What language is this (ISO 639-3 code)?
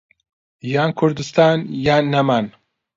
ckb